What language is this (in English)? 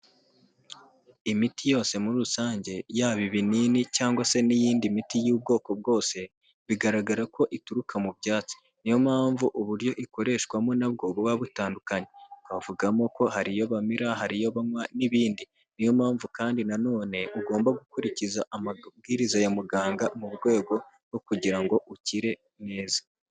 Kinyarwanda